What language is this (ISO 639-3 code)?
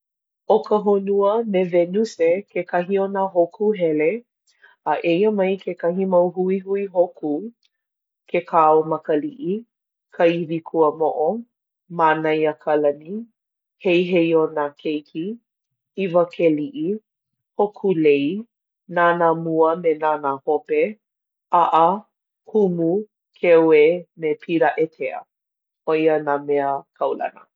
haw